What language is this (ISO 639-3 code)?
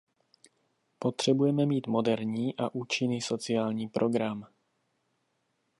ces